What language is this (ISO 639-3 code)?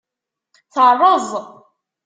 kab